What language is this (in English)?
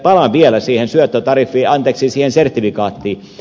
Finnish